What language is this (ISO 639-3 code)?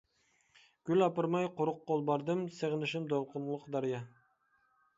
uig